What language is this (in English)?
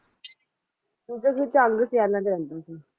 Punjabi